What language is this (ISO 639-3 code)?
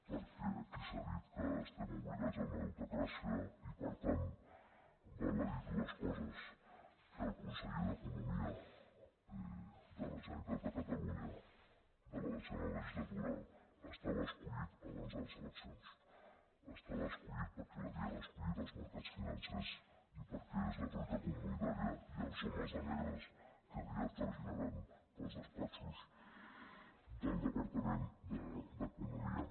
cat